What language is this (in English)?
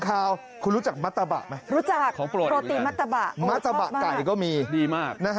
Thai